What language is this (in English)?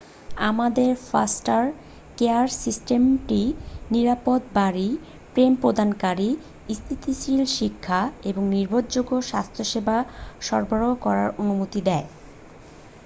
Bangla